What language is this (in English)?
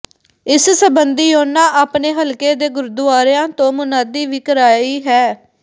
Punjabi